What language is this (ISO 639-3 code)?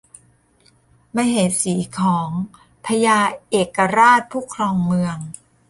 tha